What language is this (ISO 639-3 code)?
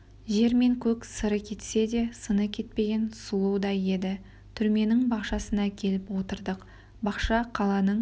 kaz